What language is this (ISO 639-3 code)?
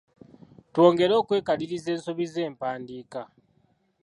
lug